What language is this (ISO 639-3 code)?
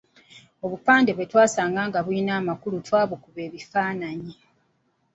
lug